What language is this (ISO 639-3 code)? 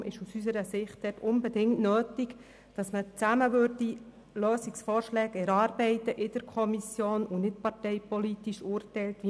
gsw